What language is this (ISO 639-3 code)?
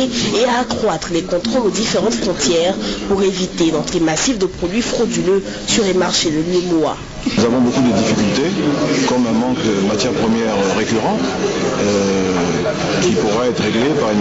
fra